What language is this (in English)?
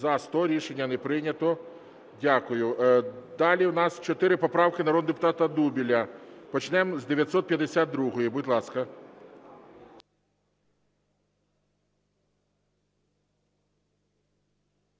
Ukrainian